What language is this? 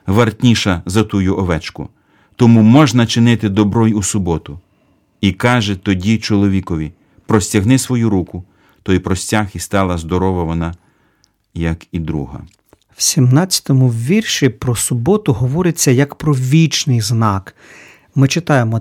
Ukrainian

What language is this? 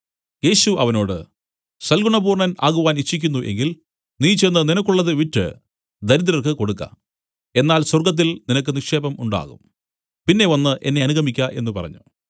Malayalam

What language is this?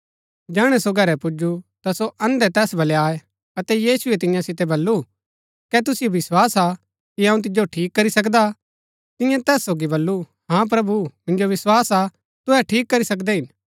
Gaddi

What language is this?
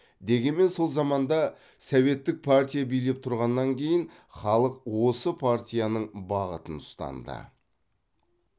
Kazakh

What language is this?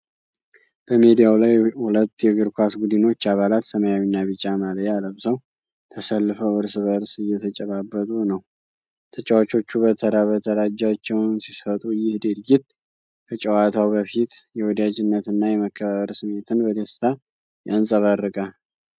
Amharic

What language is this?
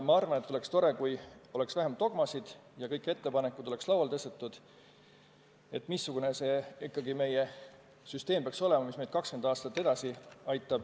Estonian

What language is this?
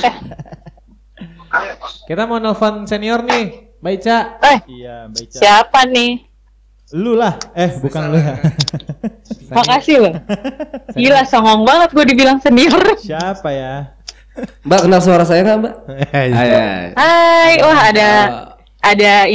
Indonesian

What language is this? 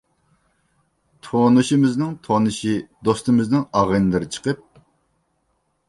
Uyghur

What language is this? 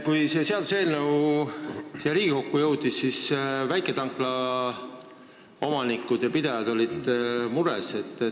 Estonian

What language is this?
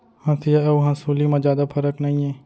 Chhattisgarhi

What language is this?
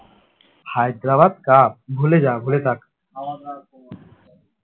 Bangla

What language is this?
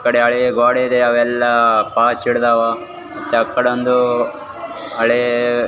Kannada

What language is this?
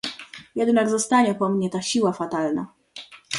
Polish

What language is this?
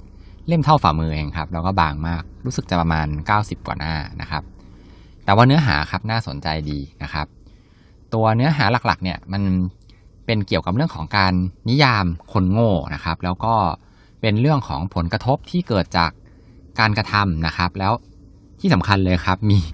Thai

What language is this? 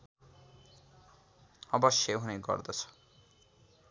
Nepali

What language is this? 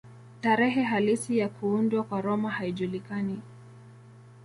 Swahili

